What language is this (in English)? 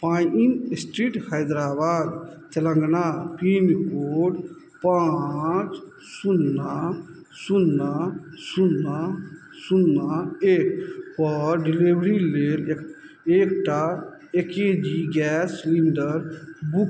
Maithili